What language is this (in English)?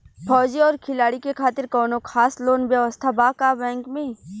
Bhojpuri